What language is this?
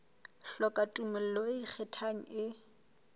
Southern Sotho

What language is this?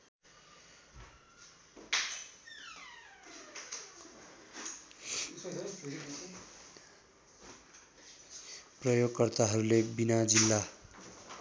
Nepali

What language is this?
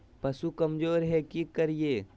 Magahi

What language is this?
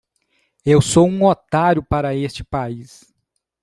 Portuguese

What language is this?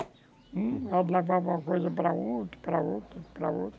Portuguese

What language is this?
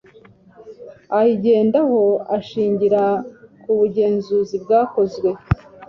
Kinyarwanda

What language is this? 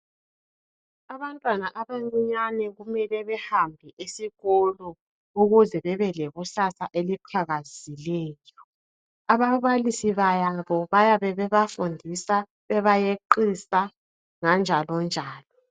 North Ndebele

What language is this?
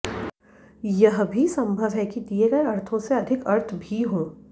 Sanskrit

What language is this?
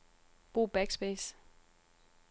Danish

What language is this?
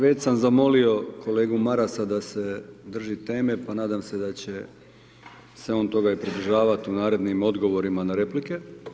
Croatian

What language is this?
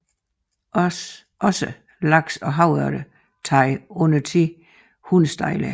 Danish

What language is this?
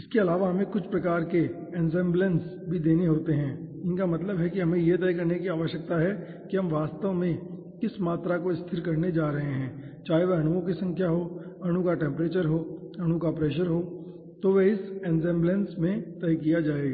Hindi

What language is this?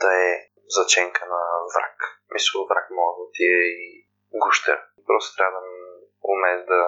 Bulgarian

